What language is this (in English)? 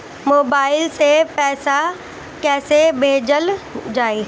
Bhojpuri